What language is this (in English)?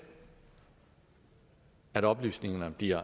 Danish